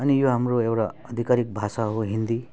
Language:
Nepali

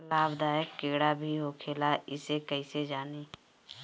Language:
Bhojpuri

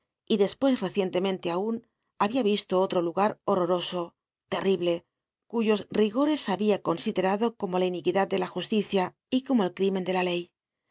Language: Spanish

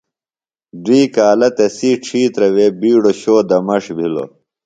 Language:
Phalura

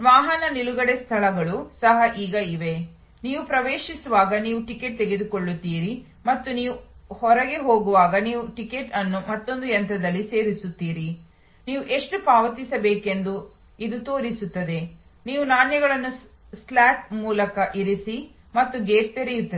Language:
Kannada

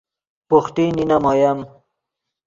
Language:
Yidgha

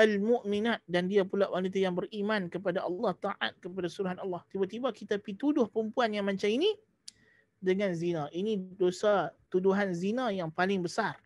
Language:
Malay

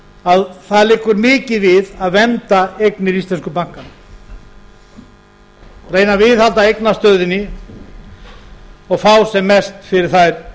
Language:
Icelandic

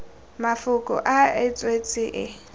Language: Tswana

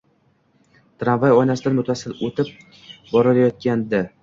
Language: Uzbek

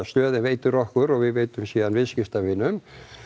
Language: Icelandic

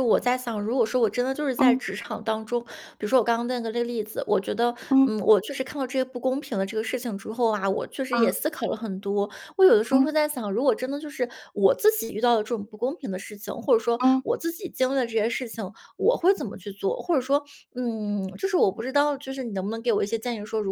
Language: Chinese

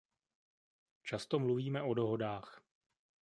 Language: Czech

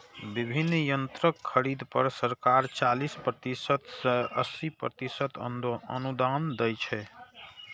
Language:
Maithili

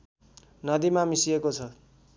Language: Nepali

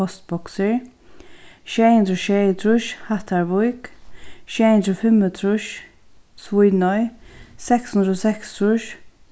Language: Faroese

